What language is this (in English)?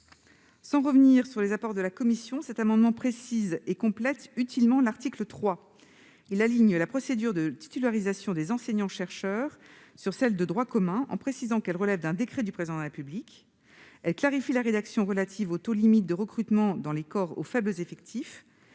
French